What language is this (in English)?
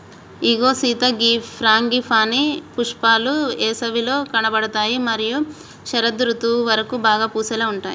Telugu